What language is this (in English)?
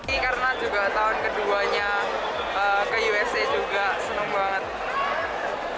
Indonesian